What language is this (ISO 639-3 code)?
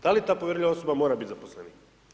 hrv